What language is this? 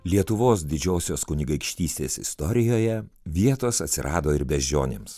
Lithuanian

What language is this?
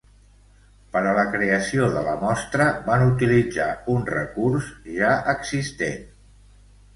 Catalan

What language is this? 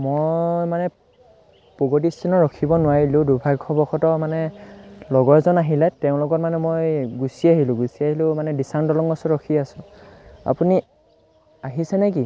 Assamese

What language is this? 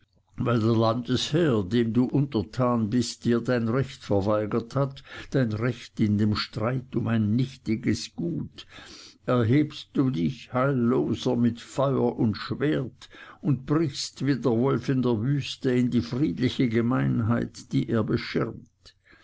German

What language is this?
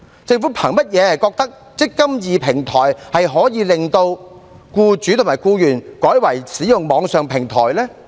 Cantonese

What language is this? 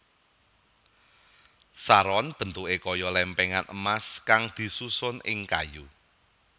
Javanese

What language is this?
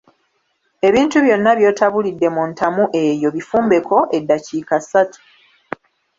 Ganda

